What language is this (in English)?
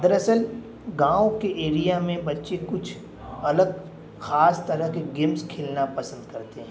Urdu